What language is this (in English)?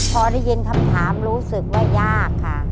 Thai